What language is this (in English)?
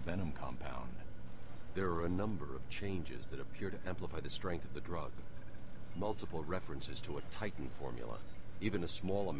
Polish